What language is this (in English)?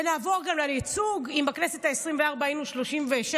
Hebrew